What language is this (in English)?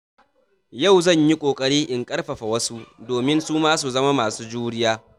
Hausa